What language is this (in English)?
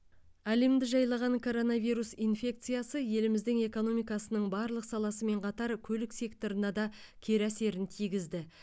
Kazakh